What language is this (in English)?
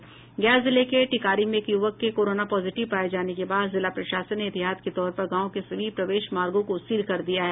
Hindi